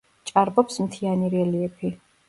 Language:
Georgian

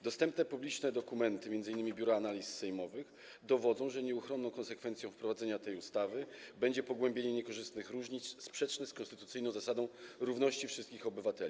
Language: Polish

